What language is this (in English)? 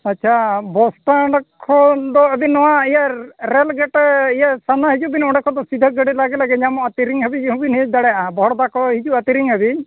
Santali